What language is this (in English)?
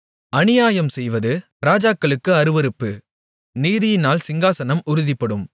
Tamil